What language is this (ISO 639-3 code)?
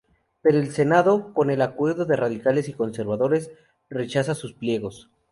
spa